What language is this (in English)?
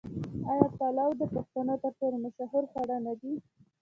Pashto